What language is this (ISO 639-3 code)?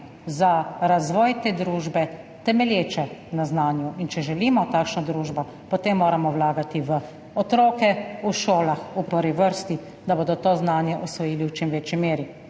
slv